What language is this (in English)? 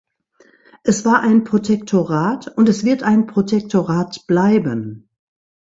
German